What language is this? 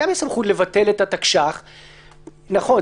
Hebrew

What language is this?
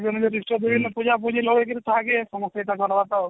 Odia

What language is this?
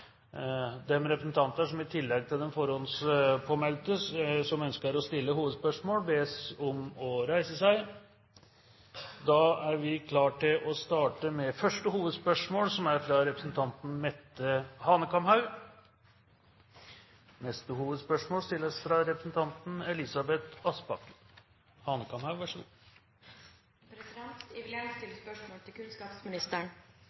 Norwegian Bokmål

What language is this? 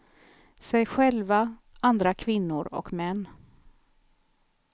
Swedish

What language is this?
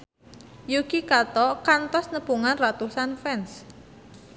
Sundanese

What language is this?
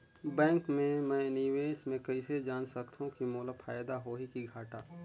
Chhattisgarhi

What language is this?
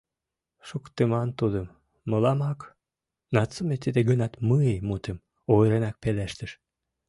Mari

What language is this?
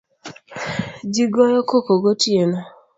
Luo (Kenya and Tanzania)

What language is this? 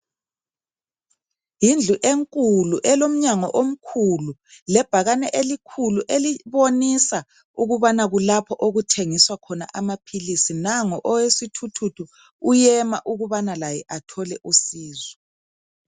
North Ndebele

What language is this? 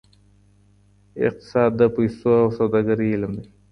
Pashto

